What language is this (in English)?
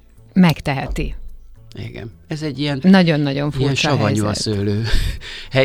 Hungarian